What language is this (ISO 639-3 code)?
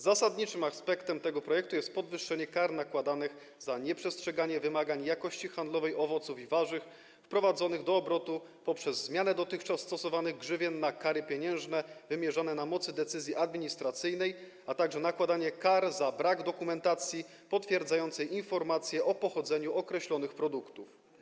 pol